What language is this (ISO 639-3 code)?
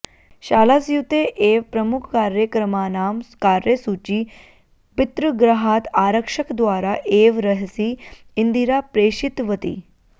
san